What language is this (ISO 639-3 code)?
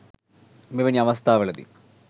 sin